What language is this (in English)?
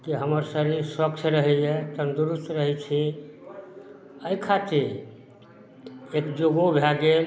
Maithili